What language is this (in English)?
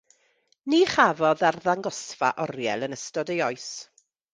Welsh